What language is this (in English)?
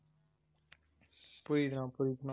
Tamil